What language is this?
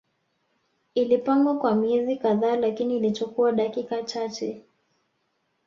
Swahili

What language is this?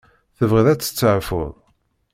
Kabyle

